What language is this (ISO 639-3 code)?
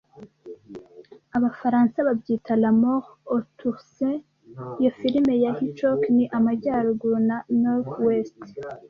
kin